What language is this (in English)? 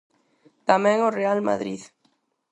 Galician